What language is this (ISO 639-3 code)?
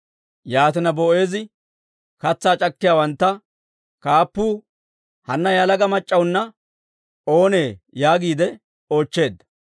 dwr